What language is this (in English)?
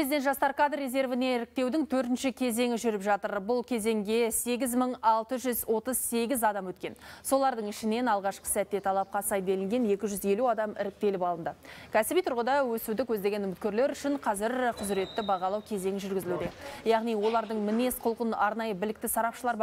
Russian